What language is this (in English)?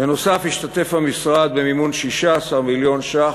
Hebrew